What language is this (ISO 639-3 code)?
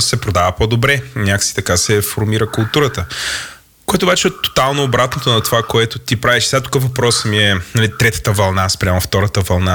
bul